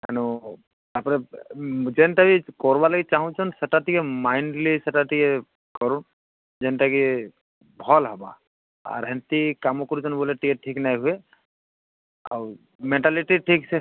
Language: Odia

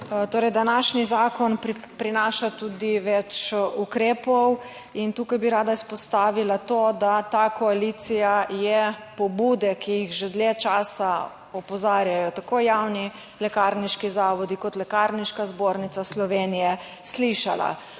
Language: Slovenian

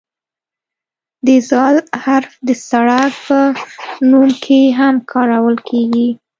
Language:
Pashto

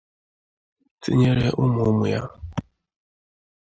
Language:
Igbo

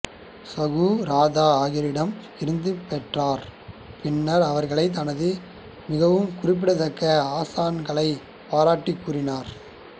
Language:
Tamil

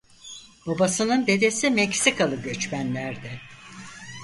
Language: Turkish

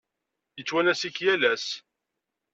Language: Kabyle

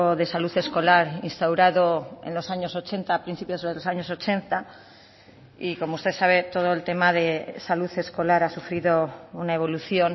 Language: Spanish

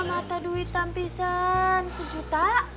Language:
Indonesian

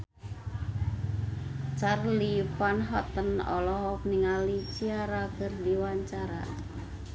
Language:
Sundanese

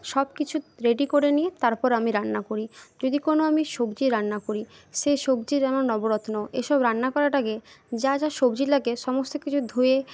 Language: Bangla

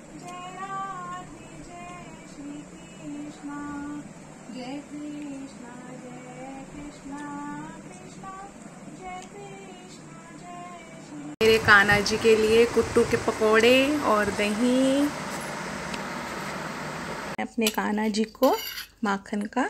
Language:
Hindi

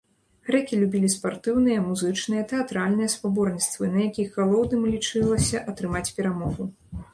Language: Belarusian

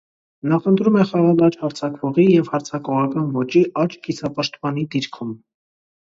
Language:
Armenian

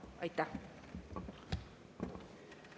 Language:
Estonian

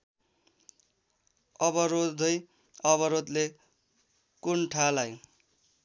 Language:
Nepali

